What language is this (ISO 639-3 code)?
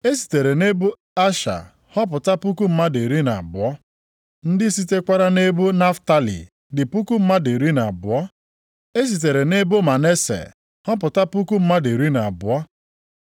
ibo